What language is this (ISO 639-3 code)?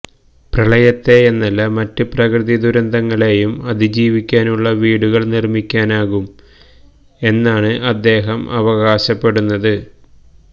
mal